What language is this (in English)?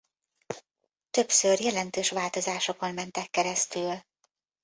Hungarian